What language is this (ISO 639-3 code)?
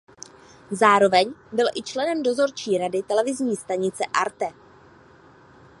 ces